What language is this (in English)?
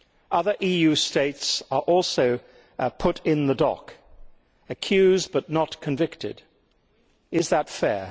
English